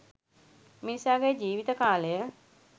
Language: Sinhala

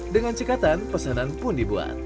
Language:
Indonesian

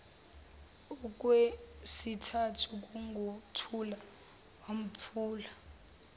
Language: Zulu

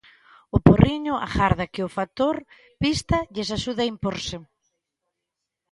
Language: Galician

